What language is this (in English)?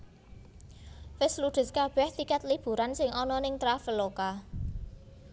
Javanese